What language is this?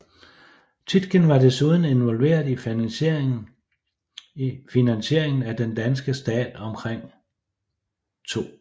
Danish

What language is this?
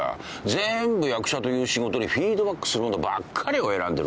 Japanese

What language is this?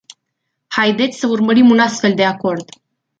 Romanian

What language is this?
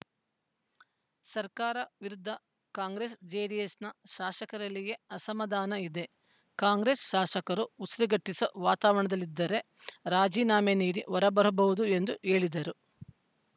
Kannada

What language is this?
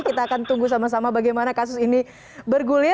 Indonesian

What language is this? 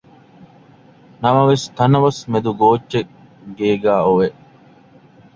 Divehi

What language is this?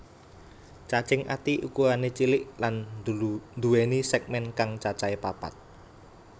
Javanese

